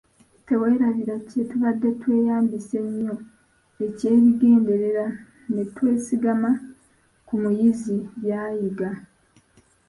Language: Ganda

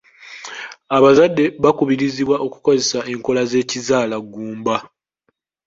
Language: Ganda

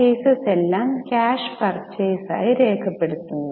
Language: Malayalam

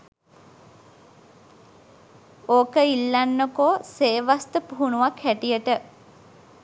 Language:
Sinhala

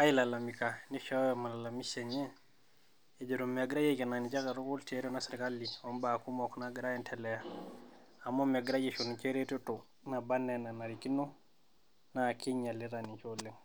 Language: Masai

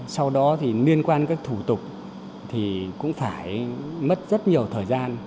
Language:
Vietnamese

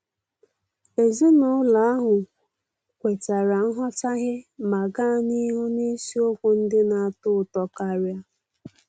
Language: Igbo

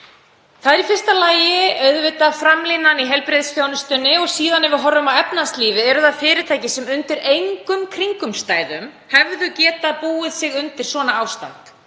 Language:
Icelandic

